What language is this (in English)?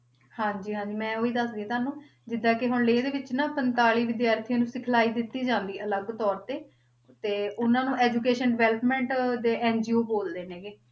Punjabi